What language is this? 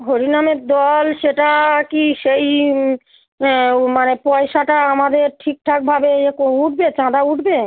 Bangla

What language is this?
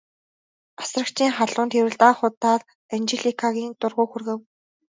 Mongolian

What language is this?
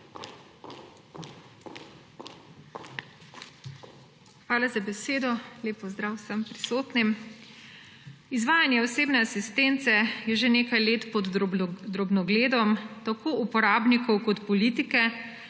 Slovenian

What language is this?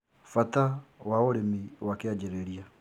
Kikuyu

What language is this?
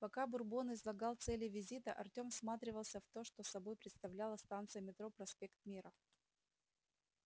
Russian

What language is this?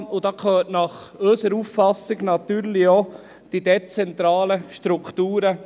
Swiss German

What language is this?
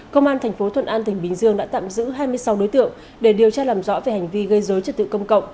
Vietnamese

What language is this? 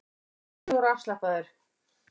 Icelandic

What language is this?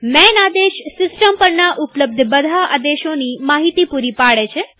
Gujarati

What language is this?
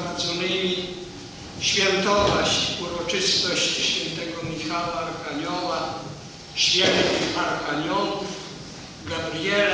Polish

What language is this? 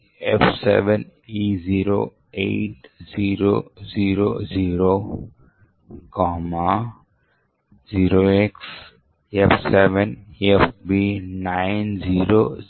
Telugu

